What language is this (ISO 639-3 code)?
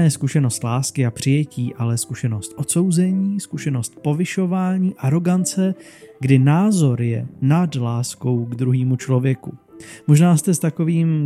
ces